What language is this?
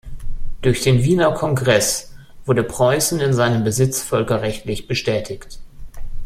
German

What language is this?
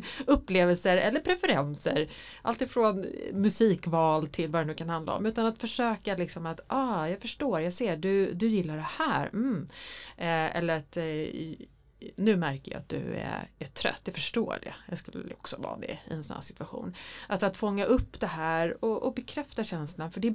Swedish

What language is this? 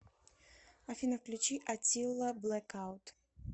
Russian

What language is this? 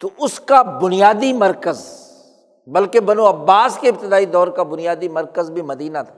Urdu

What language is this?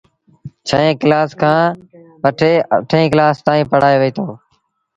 Sindhi Bhil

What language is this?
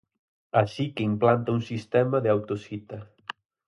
Galician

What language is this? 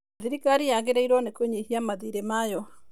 Kikuyu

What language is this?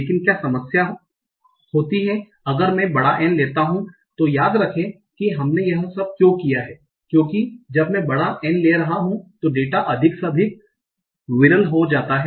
Hindi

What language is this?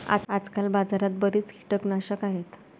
Marathi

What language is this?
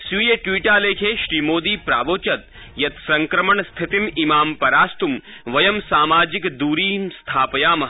Sanskrit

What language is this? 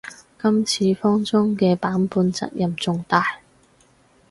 Cantonese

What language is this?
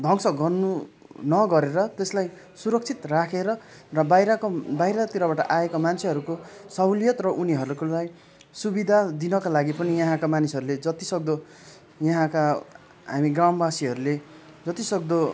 Nepali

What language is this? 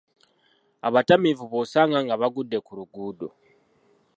Ganda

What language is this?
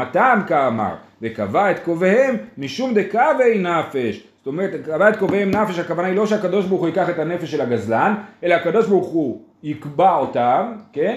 Hebrew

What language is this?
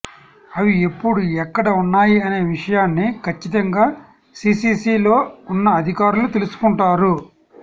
Telugu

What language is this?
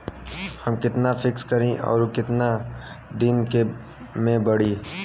Bhojpuri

